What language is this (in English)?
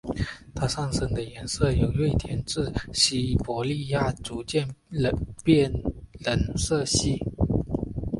Chinese